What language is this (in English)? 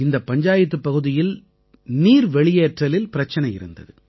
Tamil